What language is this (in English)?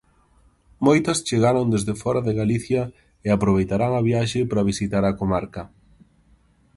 Galician